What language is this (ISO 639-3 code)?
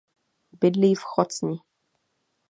ces